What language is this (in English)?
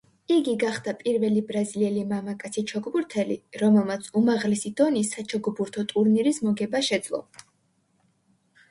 Georgian